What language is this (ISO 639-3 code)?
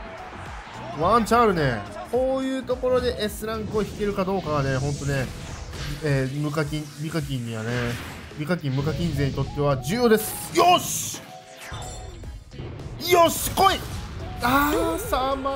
jpn